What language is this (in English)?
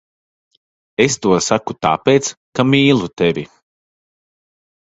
Latvian